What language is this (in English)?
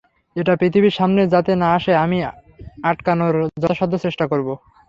Bangla